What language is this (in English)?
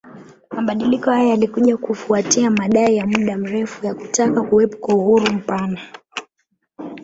Swahili